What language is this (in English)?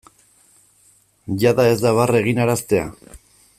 Basque